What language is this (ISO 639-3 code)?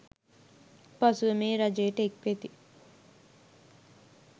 sin